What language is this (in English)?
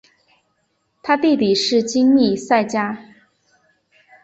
Chinese